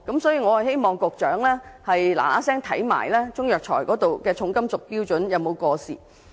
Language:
Cantonese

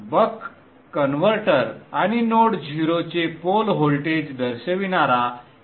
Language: Marathi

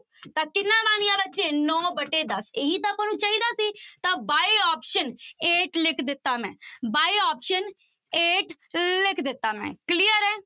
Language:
Punjabi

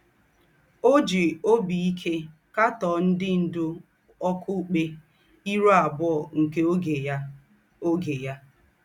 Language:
Igbo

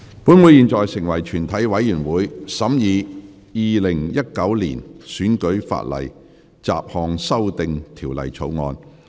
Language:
Cantonese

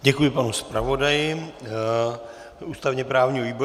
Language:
Czech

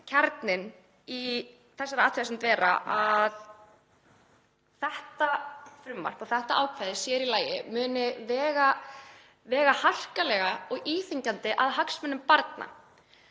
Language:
Icelandic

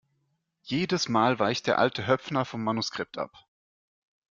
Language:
German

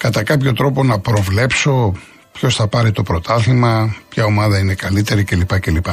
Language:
Greek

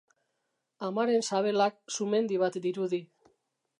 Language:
Basque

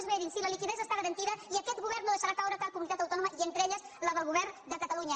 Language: Catalan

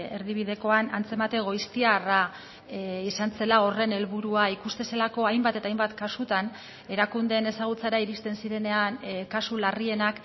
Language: Basque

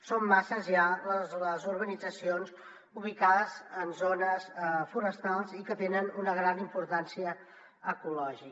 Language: Catalan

